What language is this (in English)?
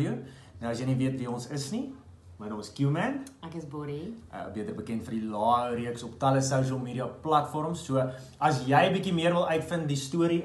Italian